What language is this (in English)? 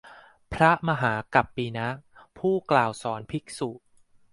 Thai